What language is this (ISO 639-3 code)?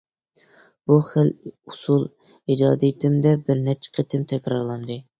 uig